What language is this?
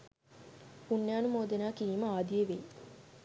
Sinhala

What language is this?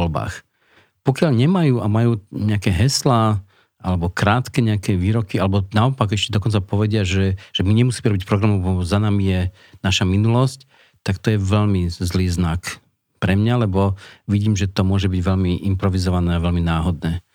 Slovak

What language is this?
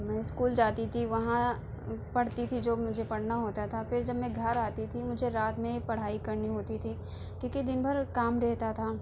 Urdu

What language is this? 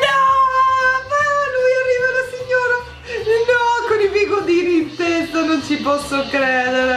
Italian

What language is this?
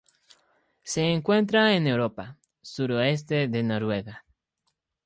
Spanish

